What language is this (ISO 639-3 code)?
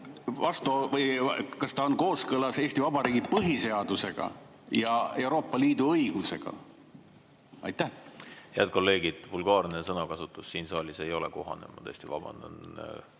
est